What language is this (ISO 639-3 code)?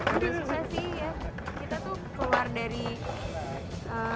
ind